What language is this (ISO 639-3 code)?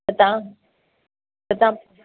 snd